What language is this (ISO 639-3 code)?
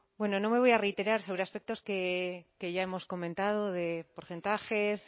spa